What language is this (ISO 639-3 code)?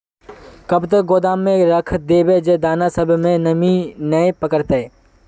mag